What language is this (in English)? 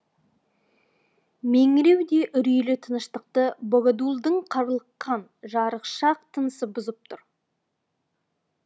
Kazakh